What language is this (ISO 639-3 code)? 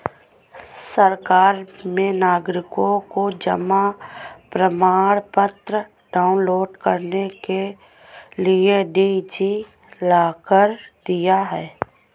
hin